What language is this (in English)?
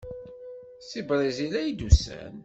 Kabyle